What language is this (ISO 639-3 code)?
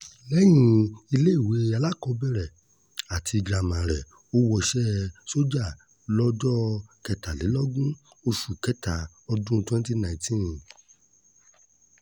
yor